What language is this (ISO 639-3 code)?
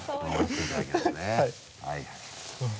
jpn